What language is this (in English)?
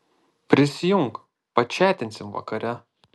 Lithuanian